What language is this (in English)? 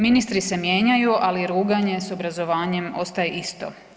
Croatian